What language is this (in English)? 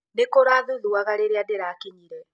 Kikuyu